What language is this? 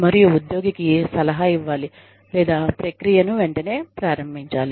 Telugu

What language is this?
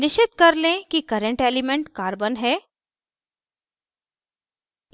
Hindi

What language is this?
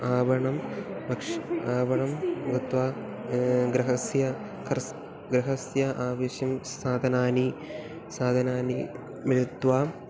Sanskrit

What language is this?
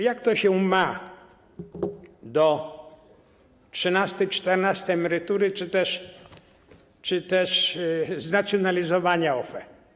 Polish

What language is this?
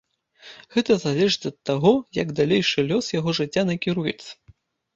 Belarusian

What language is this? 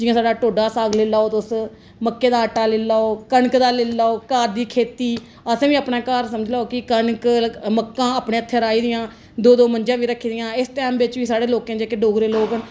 Dogri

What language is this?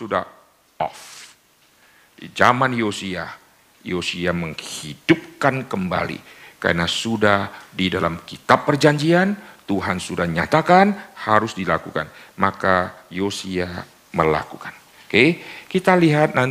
Indonesian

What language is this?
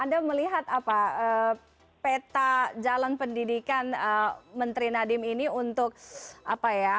Indonesian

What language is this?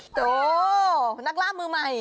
Thai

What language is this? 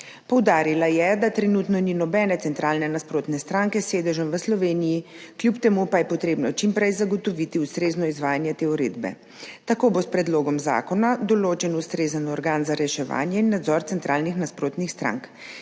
Slovenian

